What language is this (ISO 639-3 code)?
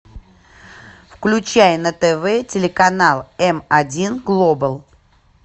rus